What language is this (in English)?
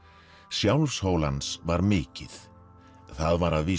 Icelandic